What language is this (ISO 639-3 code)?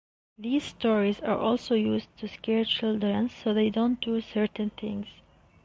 eng